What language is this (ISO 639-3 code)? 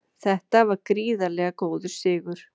isl